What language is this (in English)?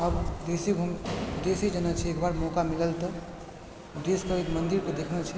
Maithili